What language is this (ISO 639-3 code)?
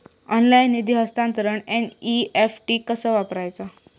mar